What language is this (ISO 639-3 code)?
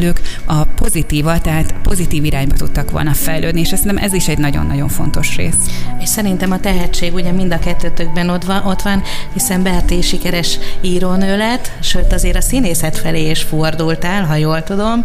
hun